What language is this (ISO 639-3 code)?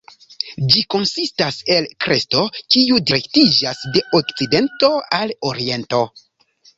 epo